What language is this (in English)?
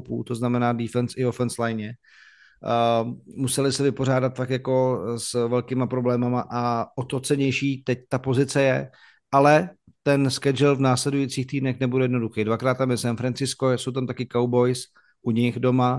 Czech